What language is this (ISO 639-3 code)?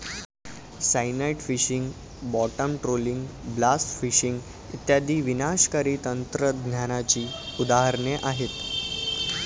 mar